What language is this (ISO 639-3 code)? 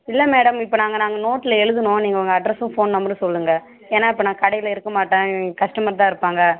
tam